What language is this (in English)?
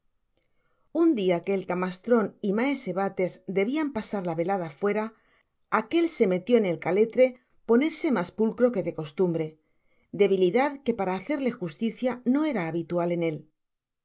Spanish